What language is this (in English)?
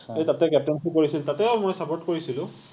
Assamese